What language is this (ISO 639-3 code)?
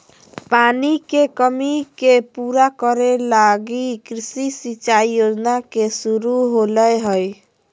mag